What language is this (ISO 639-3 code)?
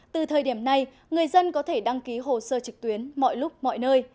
vie